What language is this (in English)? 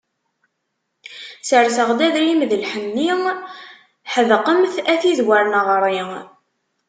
Kabyle